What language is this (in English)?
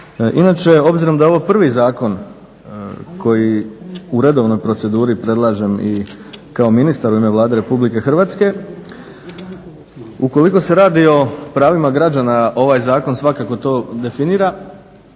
Croatian